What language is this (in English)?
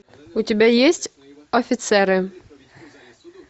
Russian